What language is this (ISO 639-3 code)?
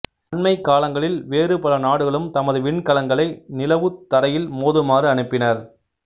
tam